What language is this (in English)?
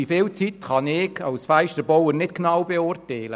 Swiss German